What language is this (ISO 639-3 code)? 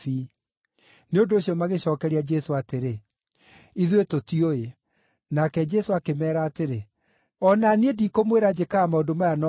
kik